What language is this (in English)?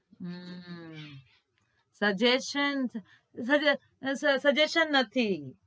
Gujarati